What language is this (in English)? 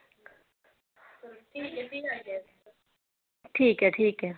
Dogri